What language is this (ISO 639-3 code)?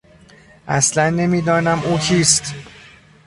fas